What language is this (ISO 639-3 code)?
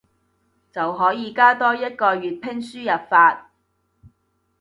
yue